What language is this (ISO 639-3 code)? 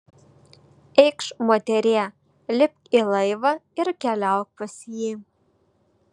lit